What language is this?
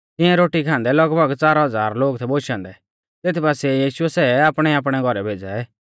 Mahasu Pahari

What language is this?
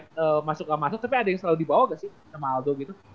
Indonesian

